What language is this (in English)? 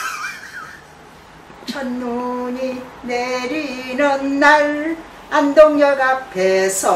Korean